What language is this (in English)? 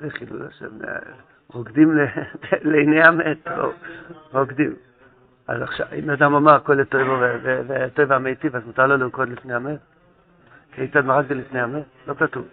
Hebrew